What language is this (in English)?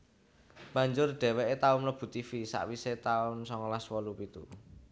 Javanese